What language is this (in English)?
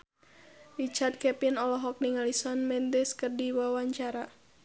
Sundanese